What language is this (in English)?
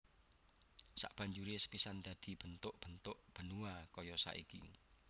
Javanese